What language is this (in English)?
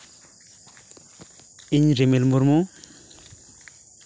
Santali